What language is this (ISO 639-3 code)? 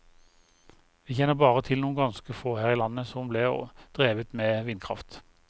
nor